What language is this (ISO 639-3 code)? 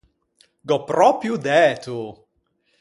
lij